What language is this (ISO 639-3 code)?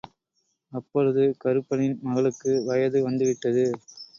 tam